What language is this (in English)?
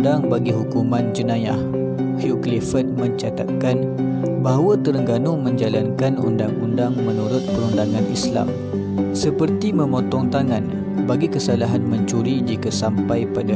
Malay